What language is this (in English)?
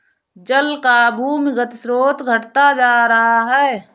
Hindi